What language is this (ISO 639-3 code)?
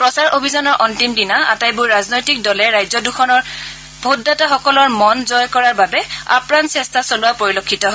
asm